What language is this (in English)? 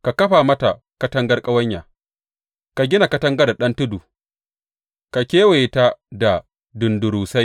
Hausa